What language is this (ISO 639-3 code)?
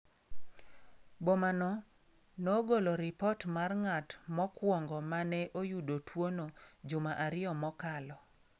luo